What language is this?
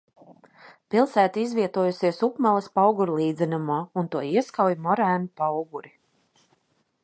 Latvian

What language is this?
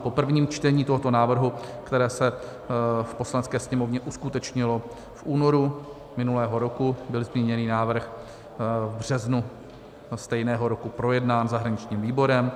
Czech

